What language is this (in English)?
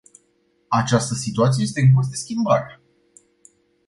Romanian